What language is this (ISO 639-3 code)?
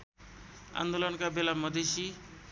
nep